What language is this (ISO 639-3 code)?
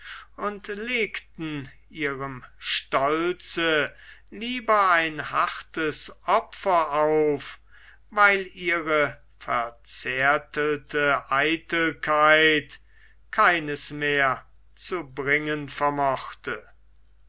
deu